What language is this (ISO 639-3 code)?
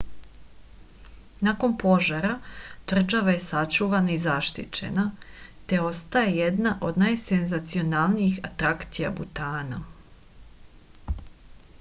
srp